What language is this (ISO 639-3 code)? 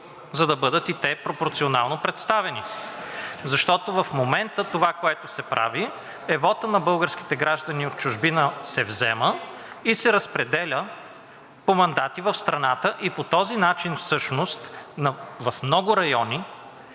bul